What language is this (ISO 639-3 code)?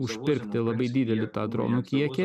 lit